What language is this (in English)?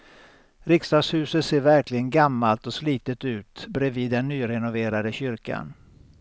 Swedish